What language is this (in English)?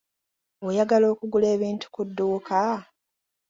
Ganda